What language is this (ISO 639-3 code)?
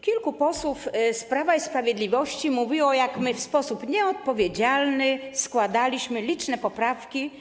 pol